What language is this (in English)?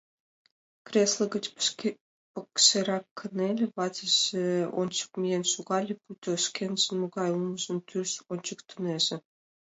Mari